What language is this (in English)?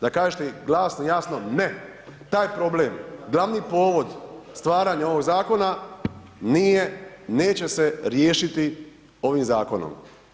Croatian